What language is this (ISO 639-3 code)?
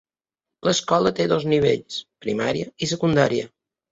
cat